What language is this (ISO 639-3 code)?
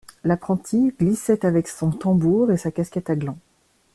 fra